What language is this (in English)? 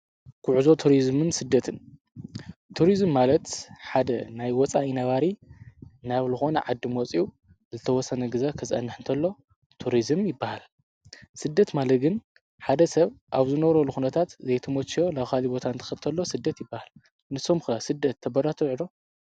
Tigrinya